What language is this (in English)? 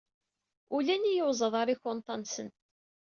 Kabyle